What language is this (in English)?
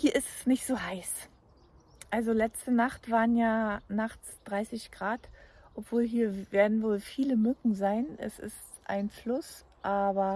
German